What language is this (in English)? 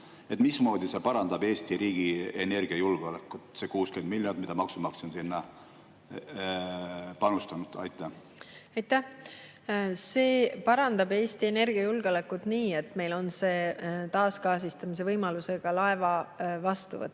Estonian